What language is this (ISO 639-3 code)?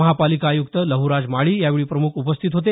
mar